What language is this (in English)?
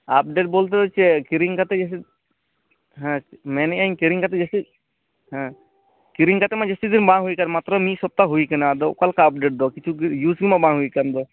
Santali